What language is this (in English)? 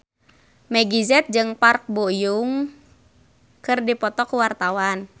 Sundanese